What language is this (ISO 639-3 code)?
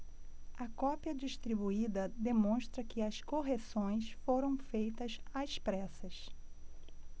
por